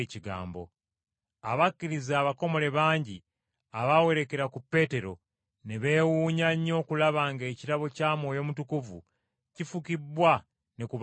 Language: Ganda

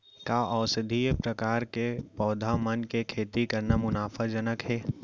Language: Chhattisgarhi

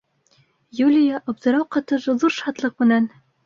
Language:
Bashkir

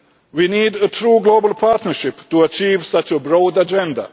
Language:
English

